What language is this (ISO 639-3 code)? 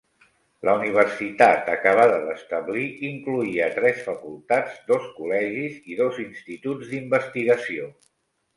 cat